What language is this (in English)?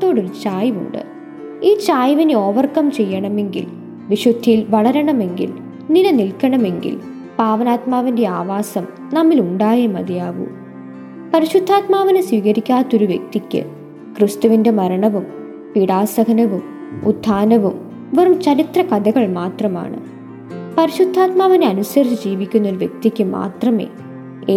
Malayalam